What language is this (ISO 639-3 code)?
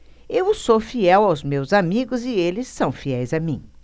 por